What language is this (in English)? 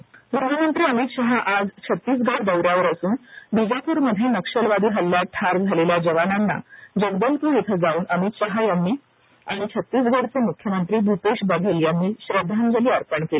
Marathi